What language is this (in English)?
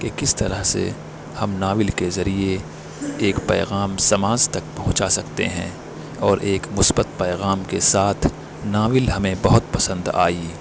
Urdu